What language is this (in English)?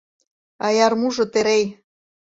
Mari